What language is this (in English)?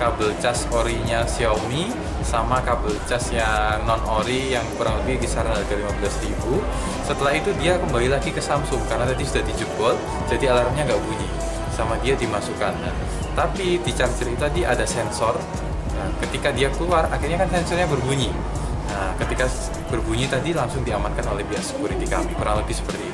Indonesian